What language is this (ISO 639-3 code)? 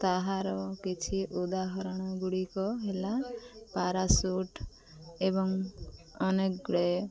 ori